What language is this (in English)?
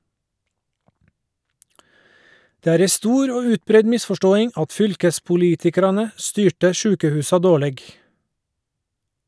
Norwegian